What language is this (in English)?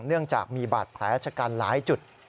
Thai